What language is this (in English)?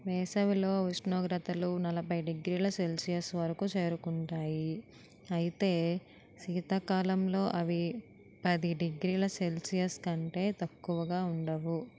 Telugu